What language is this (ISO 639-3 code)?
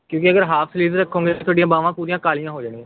pan